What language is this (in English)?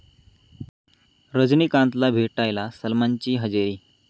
Marathi